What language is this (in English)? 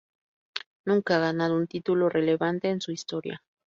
Spanish